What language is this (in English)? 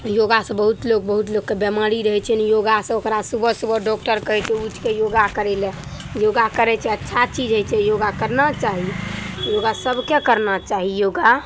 Maithili